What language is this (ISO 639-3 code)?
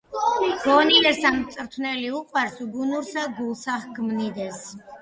kat